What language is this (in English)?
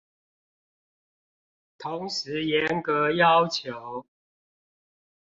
Chinese